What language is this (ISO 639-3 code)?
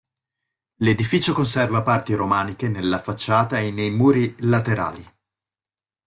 ita